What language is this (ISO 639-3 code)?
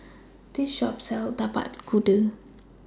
eng